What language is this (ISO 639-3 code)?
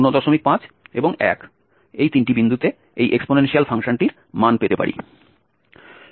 ben